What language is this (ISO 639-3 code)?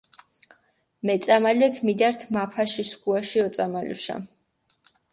xmf